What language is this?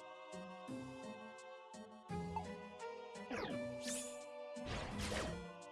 German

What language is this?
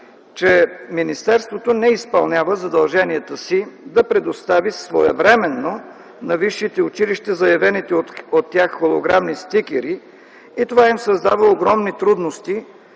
Bulgarian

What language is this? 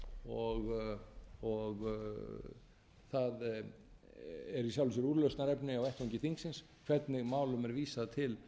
Icelandic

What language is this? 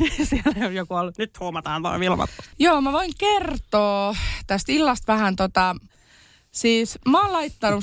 Finnish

